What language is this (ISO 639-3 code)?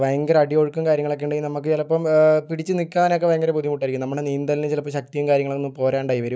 mal